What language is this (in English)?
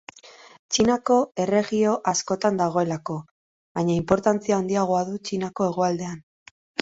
Basque